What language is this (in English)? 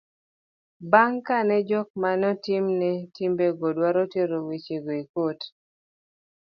Luo (Kenya and Tanzania)